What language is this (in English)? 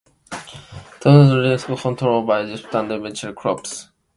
English